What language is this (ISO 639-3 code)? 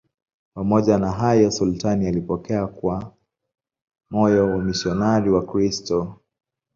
swa